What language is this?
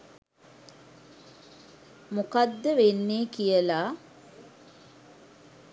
Sinhala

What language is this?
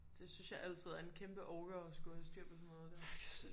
Danish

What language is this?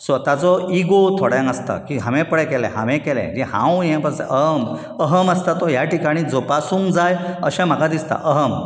Konkani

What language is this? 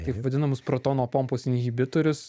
Lithuanian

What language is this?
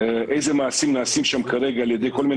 Hebrew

